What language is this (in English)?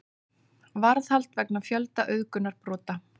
Icelandic